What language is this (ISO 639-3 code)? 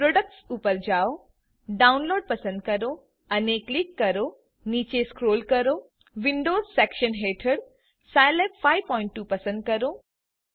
guj